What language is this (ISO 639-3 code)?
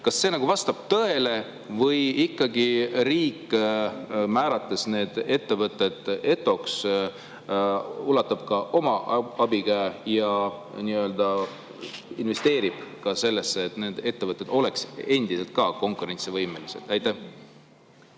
est